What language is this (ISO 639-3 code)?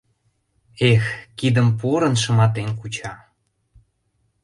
chm